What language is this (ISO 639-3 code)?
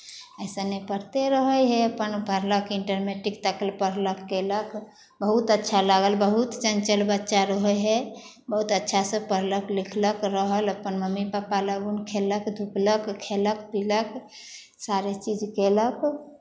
mai